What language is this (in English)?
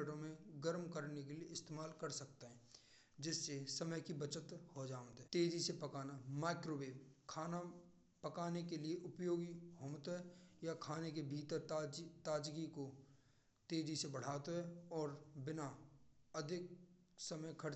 Braj